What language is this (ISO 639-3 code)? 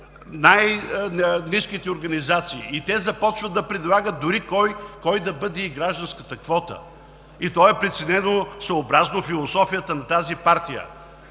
bul